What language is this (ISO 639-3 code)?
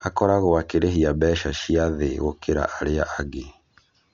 kik